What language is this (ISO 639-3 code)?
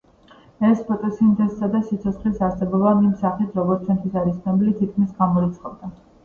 kat